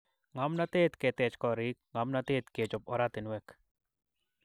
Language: Kalenjin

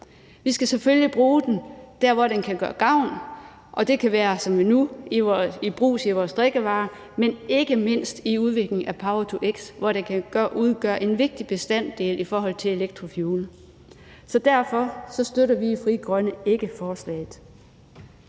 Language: Danish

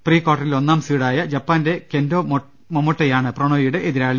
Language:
Malayalam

